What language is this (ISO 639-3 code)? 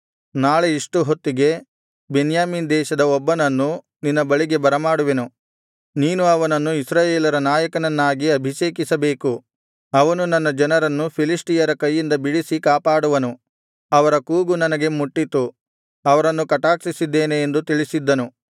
kan